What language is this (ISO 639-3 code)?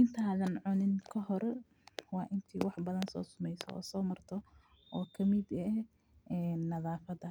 som